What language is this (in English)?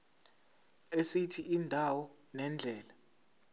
Zulu